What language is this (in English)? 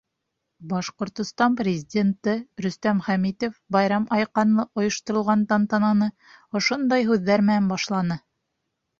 Bashkir